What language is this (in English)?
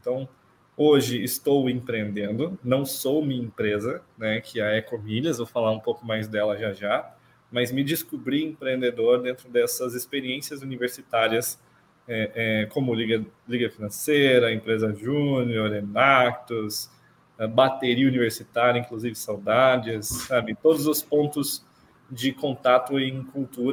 Portuguese